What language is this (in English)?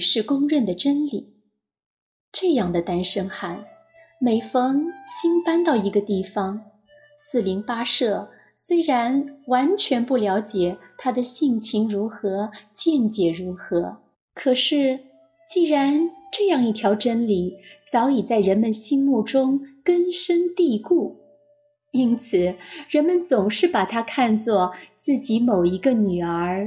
Chinese